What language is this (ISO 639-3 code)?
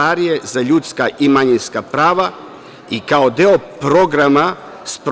srp